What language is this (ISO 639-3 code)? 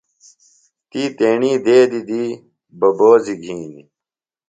phl